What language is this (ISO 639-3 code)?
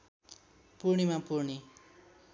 nep